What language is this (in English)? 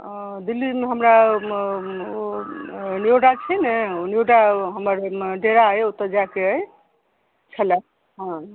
Maithili